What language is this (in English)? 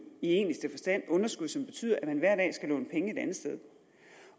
Danish